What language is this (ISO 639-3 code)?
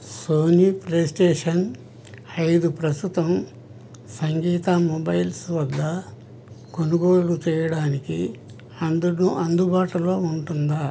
tel